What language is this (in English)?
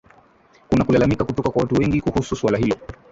Swahili